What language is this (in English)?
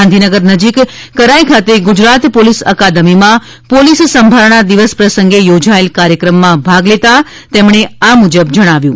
Gujarati